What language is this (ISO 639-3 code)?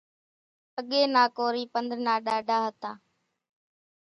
gjk